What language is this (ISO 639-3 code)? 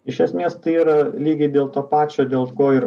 lit